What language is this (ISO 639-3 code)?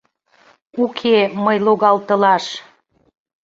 chm